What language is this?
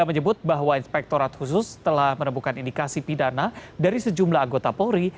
Indonesian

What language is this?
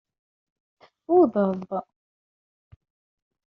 Kabyle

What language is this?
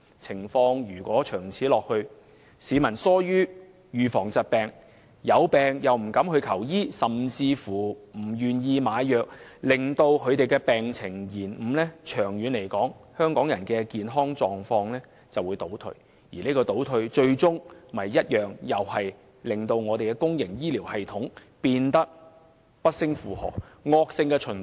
Cantonese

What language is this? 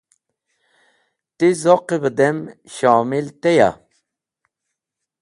Wakhi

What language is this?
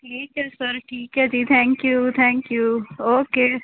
Punjabi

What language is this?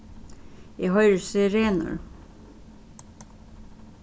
Faroese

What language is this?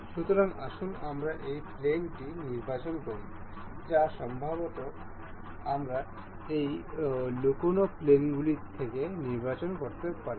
Bangla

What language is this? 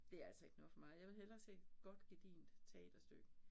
Danish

